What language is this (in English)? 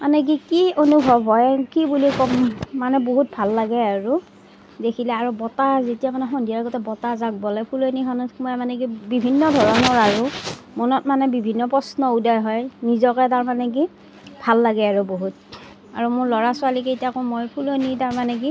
Assamese